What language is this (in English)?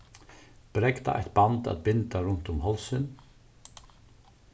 Faroese